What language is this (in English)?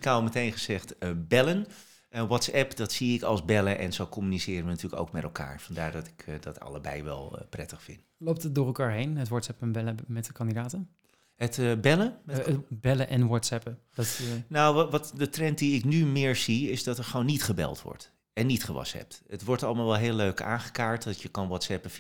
Dutch